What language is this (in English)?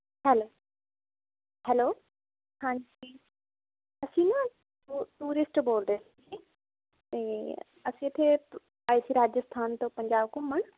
Punjabi